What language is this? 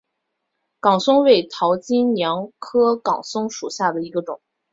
Chinese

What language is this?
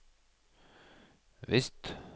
Norwegian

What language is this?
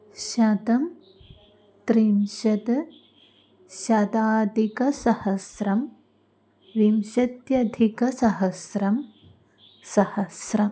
Sanskrit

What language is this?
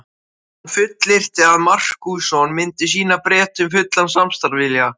Icelandic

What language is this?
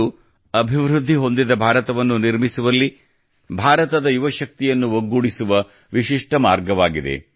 Kannada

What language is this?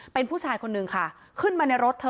Thai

